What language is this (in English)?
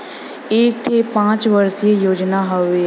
Bhojpuri